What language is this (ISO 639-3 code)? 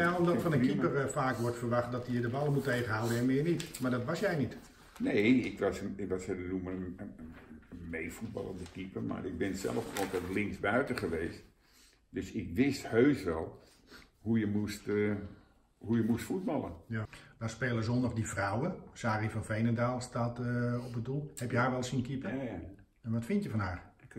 nld